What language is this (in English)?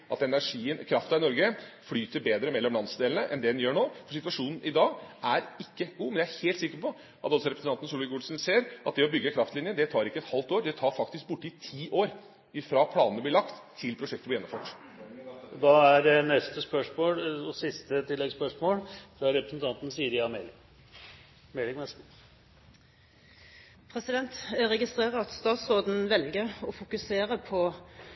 Norwegian